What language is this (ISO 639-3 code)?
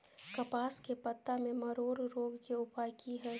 mai